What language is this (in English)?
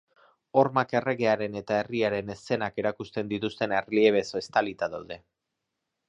Basque